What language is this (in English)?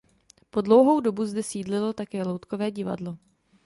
Czech